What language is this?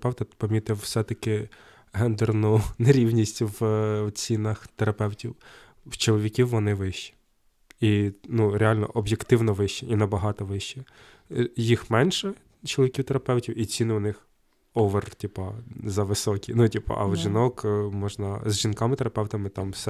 Ukrainian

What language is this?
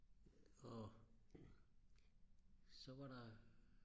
Danish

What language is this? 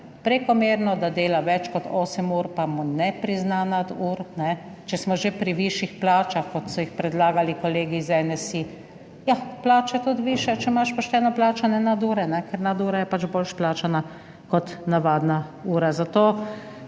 Slovenian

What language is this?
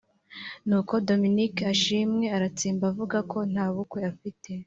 Kinyarwanda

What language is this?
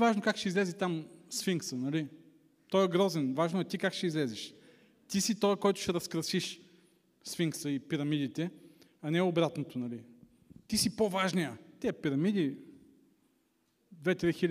Bulgarian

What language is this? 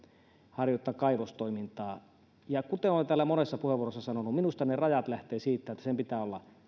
Finnish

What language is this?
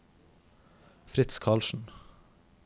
Norwegian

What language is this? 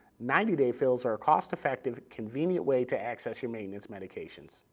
English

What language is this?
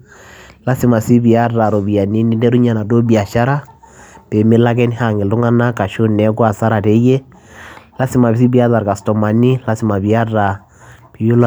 Masai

